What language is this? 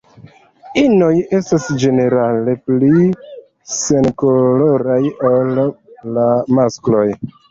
Esperanto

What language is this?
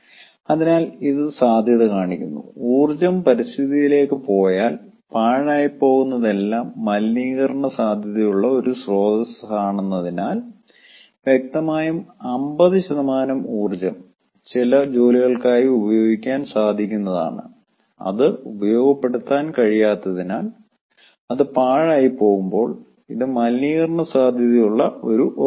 Malayalam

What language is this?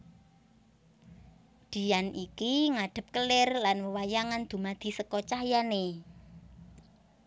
Javanese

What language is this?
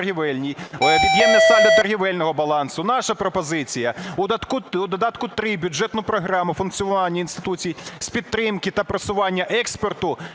Ukrainian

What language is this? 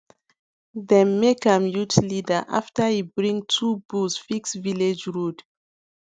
Nigerian Pidgin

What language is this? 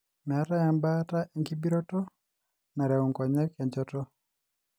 Masai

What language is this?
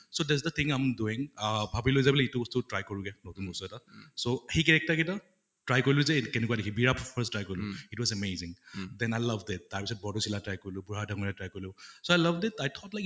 Assamese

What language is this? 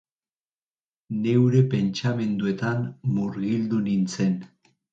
Basque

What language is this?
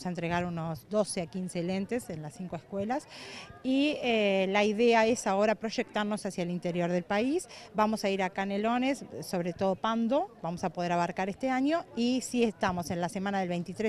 Spanish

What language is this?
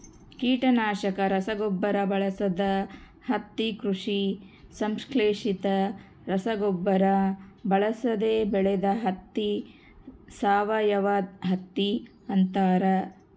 Kannada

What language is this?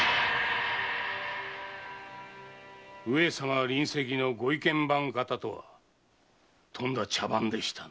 Japanese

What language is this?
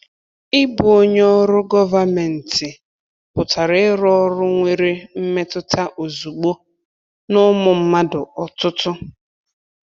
Igbo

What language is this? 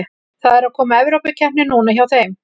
Icelandic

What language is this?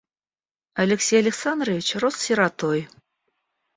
Russian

